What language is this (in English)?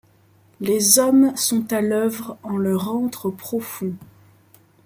French